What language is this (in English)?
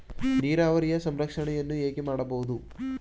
Kannada